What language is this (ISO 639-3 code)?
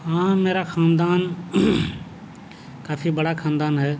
urd